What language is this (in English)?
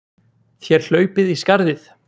Icelandic